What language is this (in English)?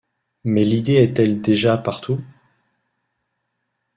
French